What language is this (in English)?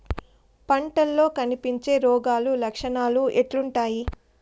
Telugu